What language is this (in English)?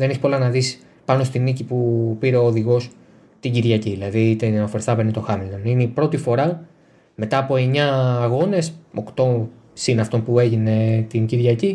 Greek